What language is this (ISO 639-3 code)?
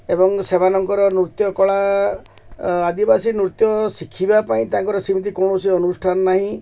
ori